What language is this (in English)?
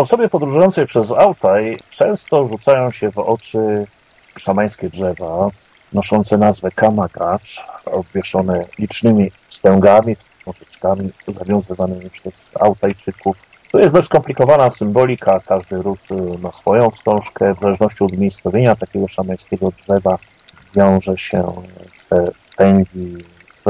Polish